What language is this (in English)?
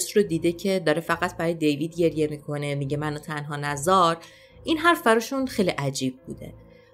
Persian